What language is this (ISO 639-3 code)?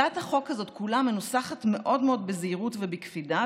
heb